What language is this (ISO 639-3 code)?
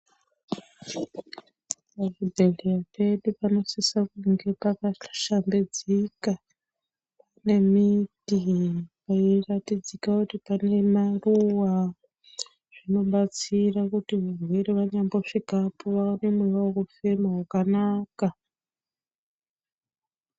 ndc